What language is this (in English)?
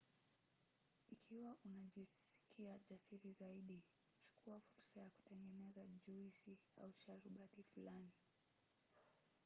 Swahili